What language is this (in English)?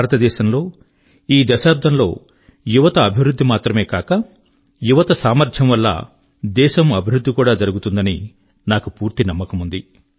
Telugu